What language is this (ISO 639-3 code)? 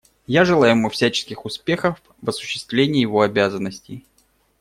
rus